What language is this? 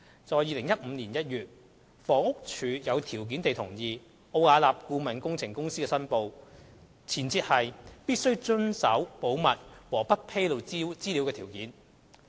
Cantonese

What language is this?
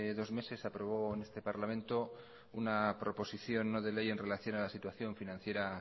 Spanish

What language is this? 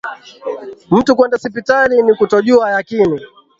Swahili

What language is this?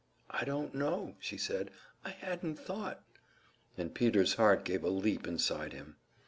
English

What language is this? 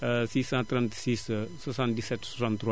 Wolof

